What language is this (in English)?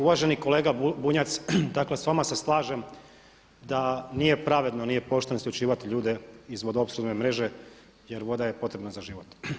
Croatian